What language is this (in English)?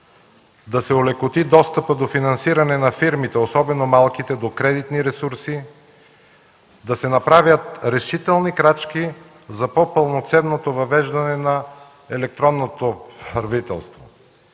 Bulgarian